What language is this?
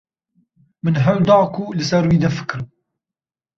Kurdish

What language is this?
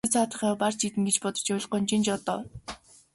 Mongolian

